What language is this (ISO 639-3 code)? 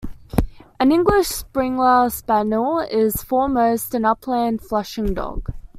eng